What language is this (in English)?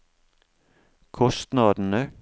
Norwegian